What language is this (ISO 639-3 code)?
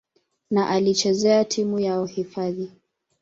swa